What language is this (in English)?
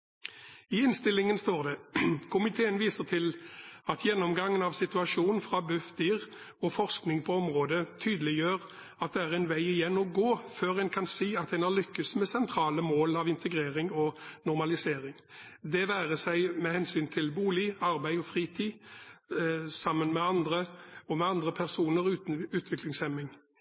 Norwegian Bokmål